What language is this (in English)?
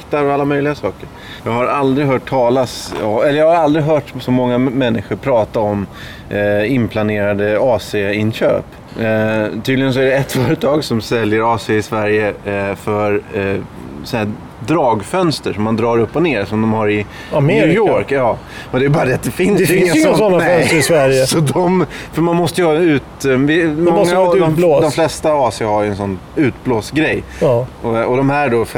Swedish